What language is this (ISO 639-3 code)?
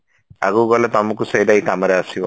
ori